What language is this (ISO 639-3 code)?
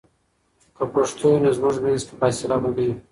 pus